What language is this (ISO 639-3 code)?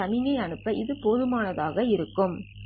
tam